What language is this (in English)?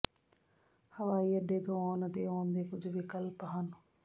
Punjabi